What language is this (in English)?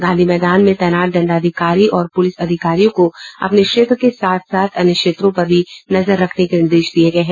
Hindi